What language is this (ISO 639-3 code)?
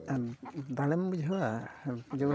sat